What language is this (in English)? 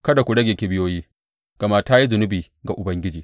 Hausa